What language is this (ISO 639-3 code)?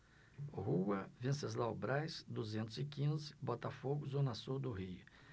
por